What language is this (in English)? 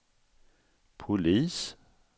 Swedish